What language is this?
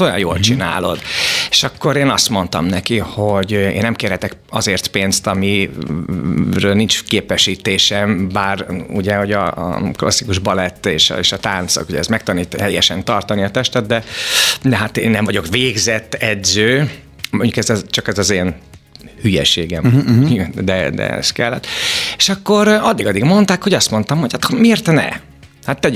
Hungarian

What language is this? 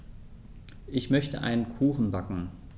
German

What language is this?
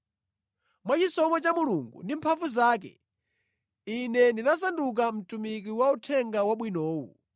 Nyanja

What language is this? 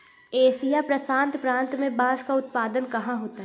Hindi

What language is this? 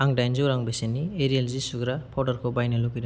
Bodo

